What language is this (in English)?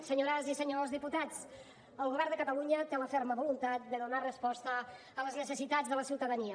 Catalan